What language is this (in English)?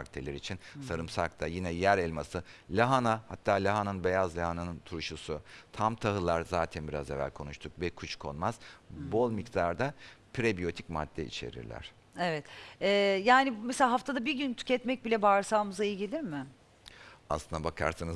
Turkish